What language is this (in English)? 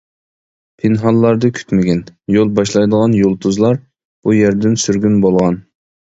Uyghur